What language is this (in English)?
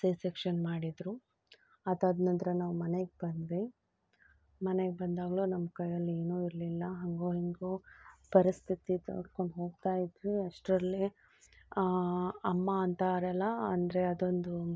Kannada